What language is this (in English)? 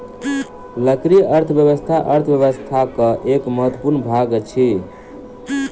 Maithili